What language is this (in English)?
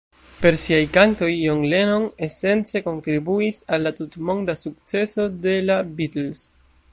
Esperanto